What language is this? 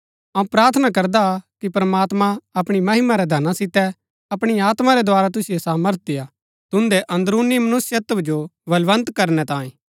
Gaddi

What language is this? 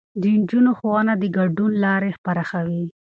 Pashto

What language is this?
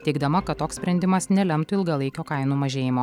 Lithuanian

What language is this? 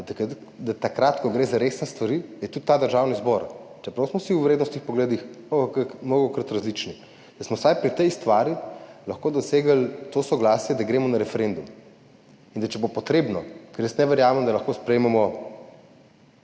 Slovenian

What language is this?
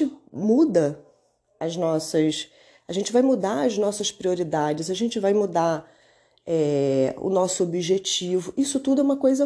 Portuguese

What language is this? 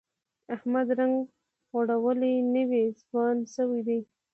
Pashto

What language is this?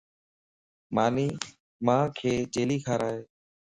Lasi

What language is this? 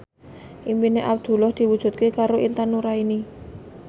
Javanese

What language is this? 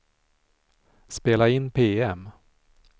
Swedish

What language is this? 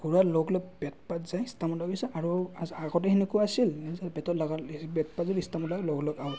Assamese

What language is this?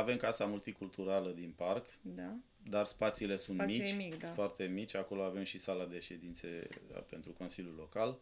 Romanian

